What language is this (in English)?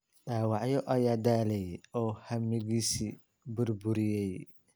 Somali